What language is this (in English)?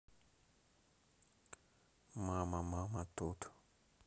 Russian